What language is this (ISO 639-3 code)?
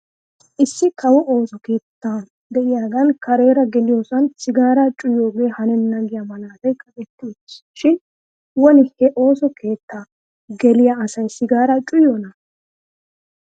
wal